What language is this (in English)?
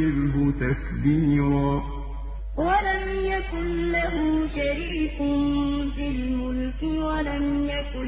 Arabic